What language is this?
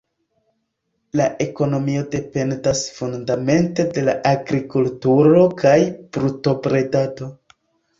Esperanto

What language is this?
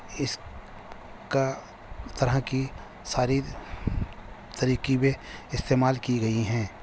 Urdu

